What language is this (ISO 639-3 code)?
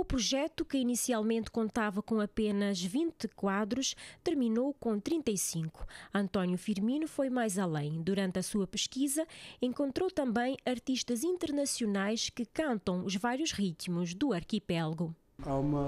por